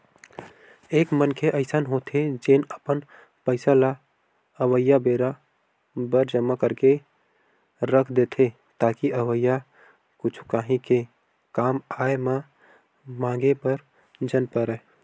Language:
Chhattisgarhi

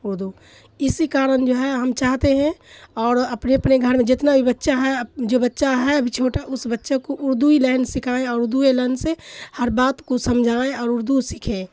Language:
Urdu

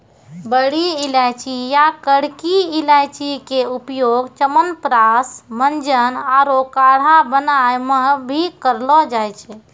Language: Maithili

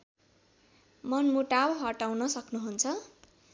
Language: Nepali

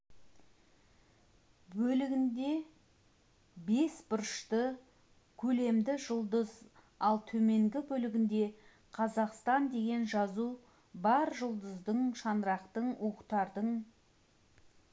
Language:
Kazakh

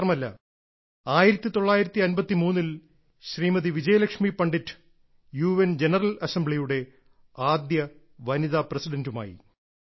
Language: Malayalam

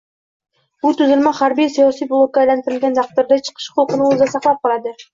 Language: Uzbek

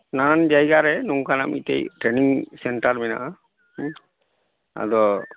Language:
Santali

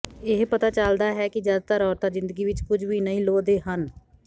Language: Punjabi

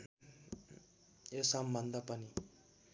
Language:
Nepali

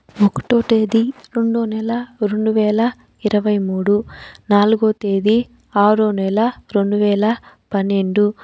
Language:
Telugu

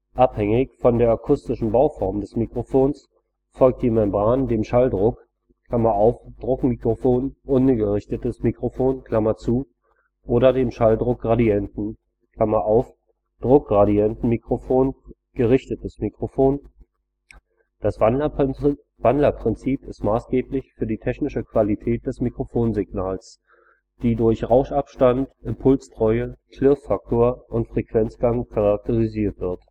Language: German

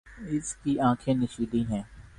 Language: Urdu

